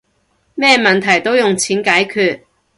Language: Cantonese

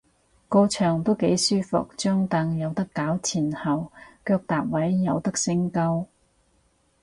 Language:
Cantonese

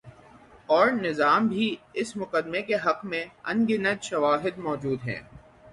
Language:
Urdu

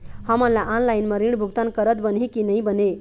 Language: Chhattisgarhi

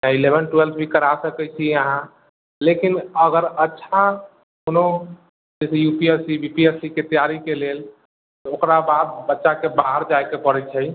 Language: Maithili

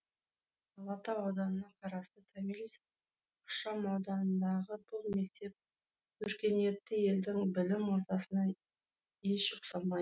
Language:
Kazakh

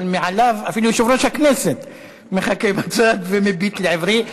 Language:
Hebrew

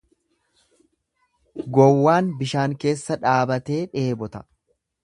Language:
Oromo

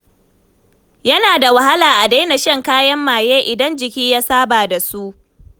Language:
Hausa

